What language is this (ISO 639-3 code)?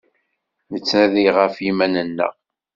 kab